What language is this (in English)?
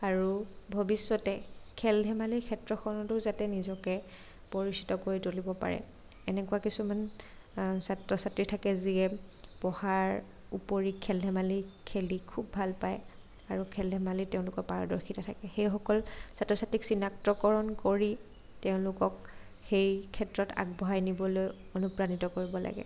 Assamese